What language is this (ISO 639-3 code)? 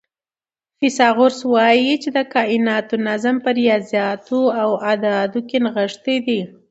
pus